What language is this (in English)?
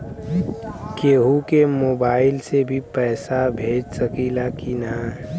Bhojpuri